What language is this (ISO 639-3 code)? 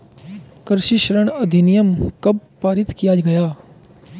hin